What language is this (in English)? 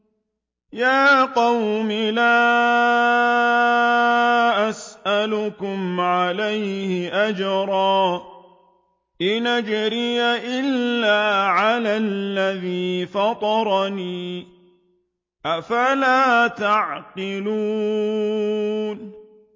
Arabic